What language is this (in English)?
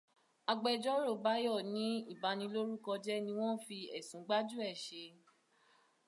Yoruba